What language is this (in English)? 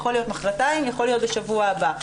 Hebrew